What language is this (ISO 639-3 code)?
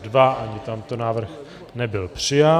ces